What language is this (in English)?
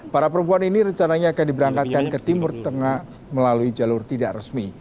Indonesian